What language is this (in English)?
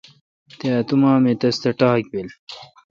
Kalkoti